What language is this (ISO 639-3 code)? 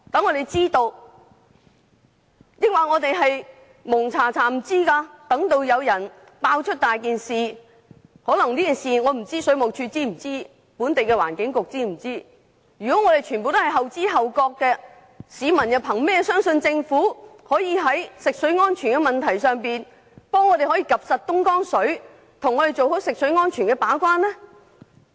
yue